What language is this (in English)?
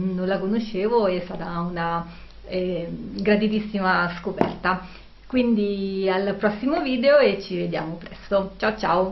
Italian